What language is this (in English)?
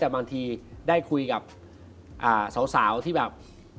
Thai